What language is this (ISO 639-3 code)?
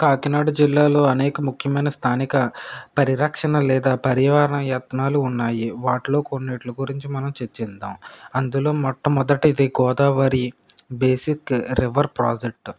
tel